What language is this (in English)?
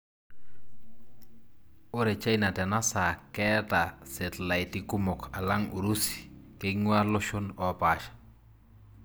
Masai